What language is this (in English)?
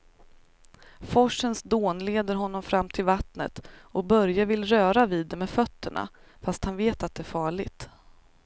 Swedish